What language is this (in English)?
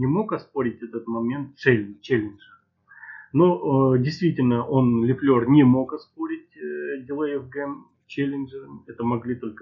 Russian